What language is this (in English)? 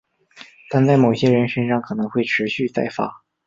Chinese